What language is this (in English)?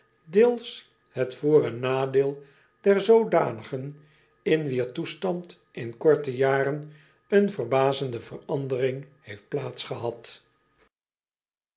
Dutch